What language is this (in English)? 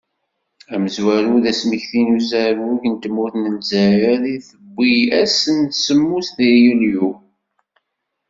Kabyle